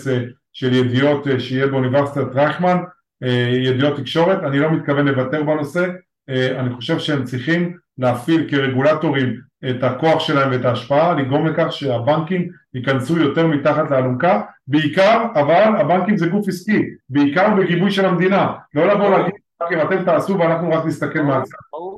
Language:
Hebrew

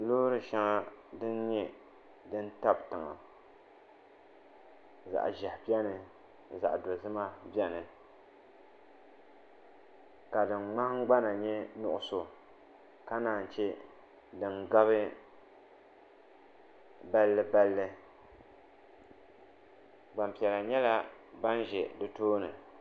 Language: Dagbani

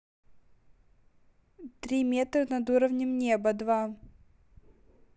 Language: Russian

